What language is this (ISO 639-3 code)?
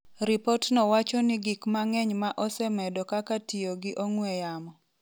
luo